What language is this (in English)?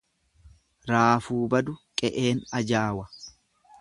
Oromo